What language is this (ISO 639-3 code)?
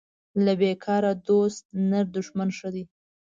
pus